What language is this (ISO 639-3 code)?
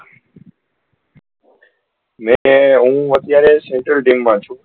guj